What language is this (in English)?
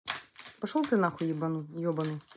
Russian